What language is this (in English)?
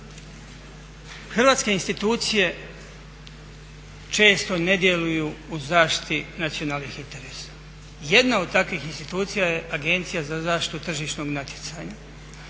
Croatian